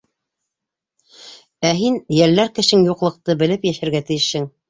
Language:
Bashkir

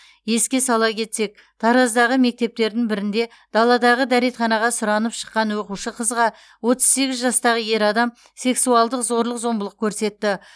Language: Kazakh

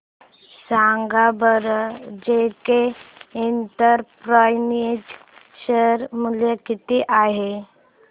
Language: Marathi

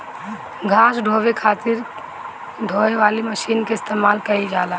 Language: Bhojpuri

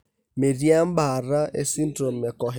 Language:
Masai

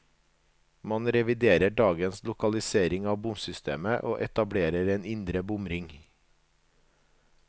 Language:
Norwegian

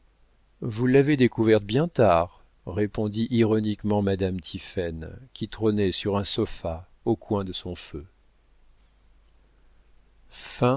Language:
French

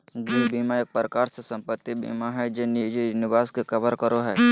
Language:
Magahi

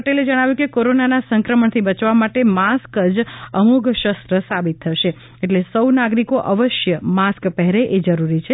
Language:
Gujarati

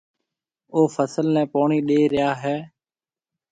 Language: Marwari (Pakistan)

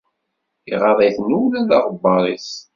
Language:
Kabyle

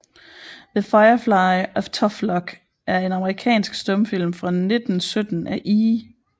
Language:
Danish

